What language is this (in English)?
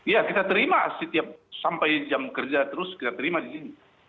Indonesian